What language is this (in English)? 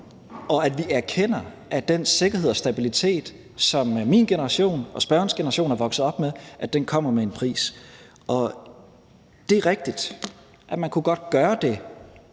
Danish